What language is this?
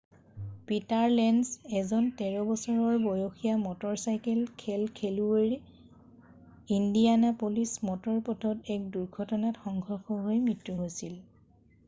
Assamese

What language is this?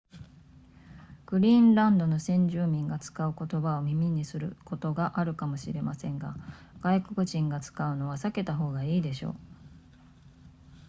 Japanese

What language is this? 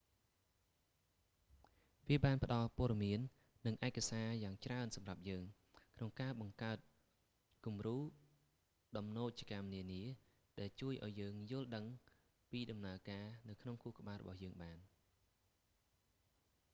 Khmer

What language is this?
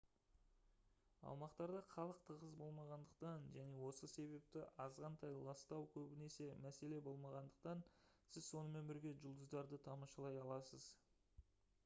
Kazakh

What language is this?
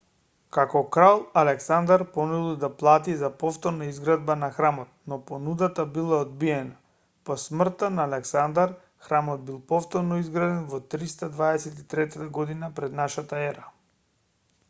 Macedonian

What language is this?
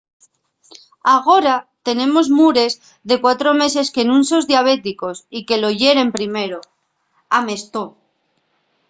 Asturian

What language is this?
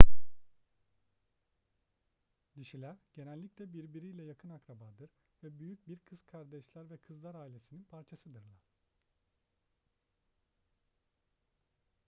Turkish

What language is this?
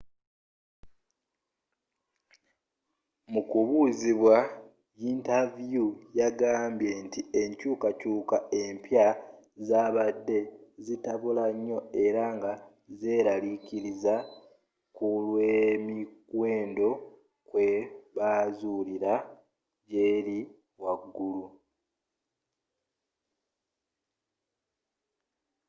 Ganda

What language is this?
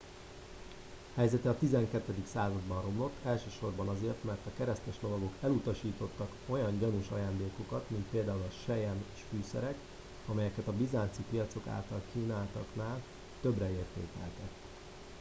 Hungarian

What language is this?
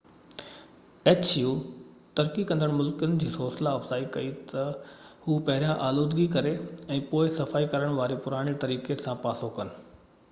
Sindhi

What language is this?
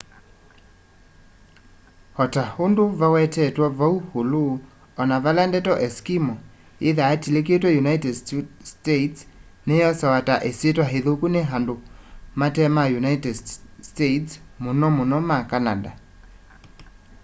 Kamba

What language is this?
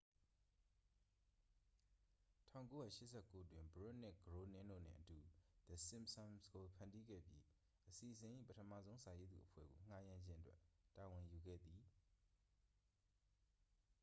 Burmese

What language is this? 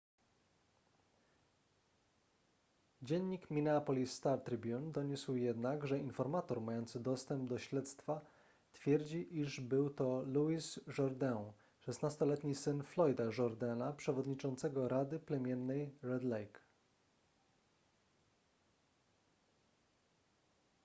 Polish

